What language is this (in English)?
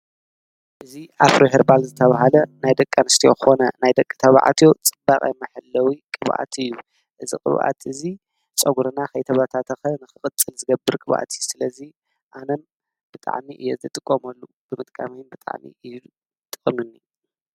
Tigrinya